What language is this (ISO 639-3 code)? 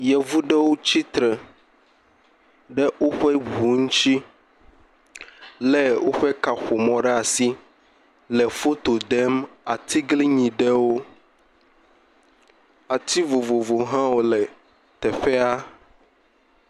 ewe